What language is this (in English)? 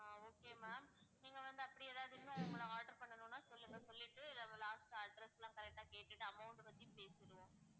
Tamil